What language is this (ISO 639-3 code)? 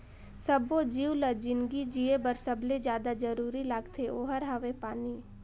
hne